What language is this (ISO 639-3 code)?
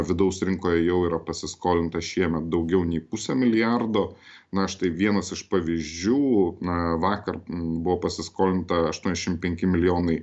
lit